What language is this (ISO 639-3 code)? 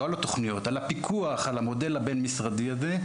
heb